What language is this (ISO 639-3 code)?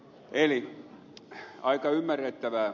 fin